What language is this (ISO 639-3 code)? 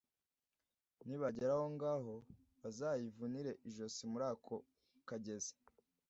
kin